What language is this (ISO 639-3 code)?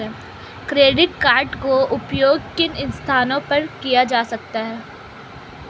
hin